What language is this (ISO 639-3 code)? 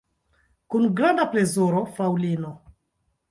epo